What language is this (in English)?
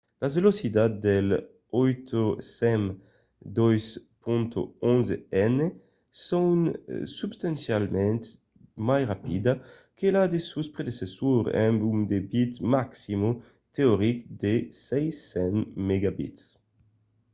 Occitan